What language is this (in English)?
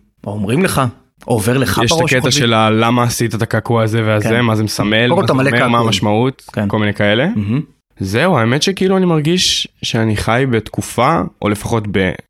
Hebrew